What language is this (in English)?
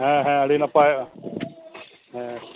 Santali